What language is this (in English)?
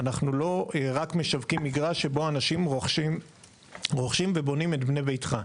Hebrew